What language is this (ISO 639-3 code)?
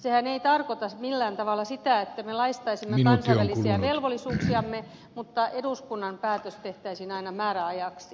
fin